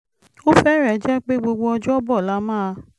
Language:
Yoruba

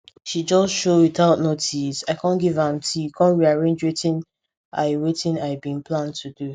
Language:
Nigerian Pidgin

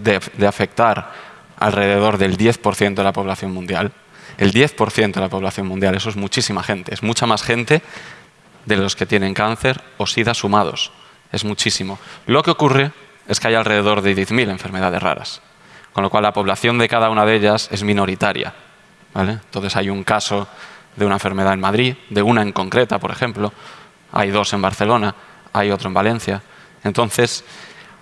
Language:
Spanish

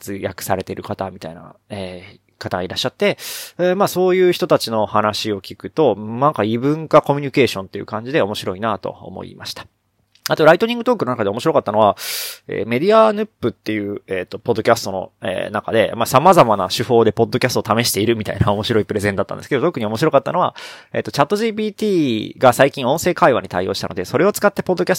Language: Japanese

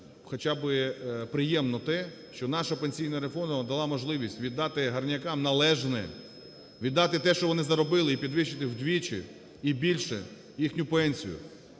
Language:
Ukrainian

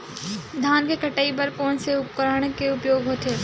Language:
Chhattisgarhi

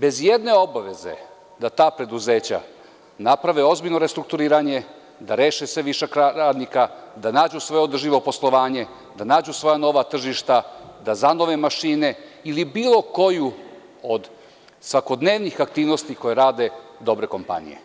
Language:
Serbian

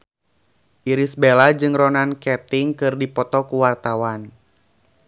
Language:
Sundanese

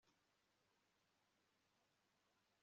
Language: Kinyarwanda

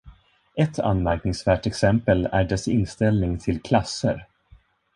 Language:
Swedish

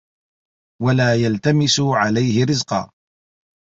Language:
Arabic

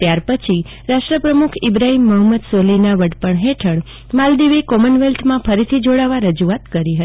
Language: Gujarati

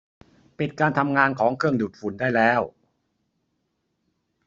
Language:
Thai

